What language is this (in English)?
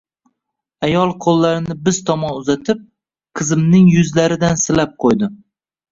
Uzbek